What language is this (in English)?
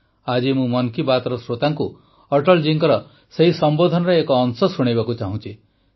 Odia